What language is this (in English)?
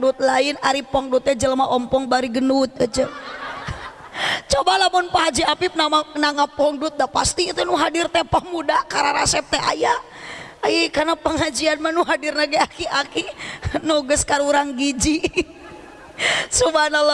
Indonesian